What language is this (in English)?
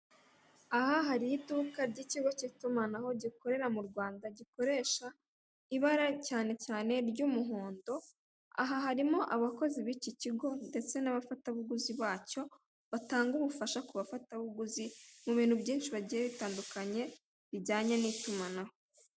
Kinyarwanda